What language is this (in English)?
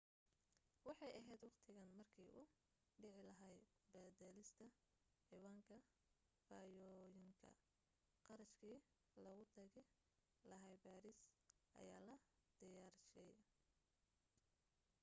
Somali